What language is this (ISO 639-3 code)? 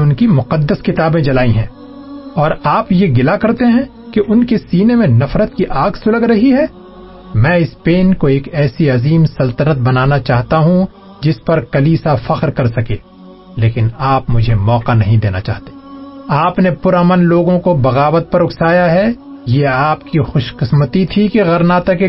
urd